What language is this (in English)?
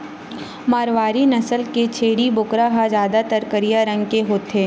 Chhattisgarhi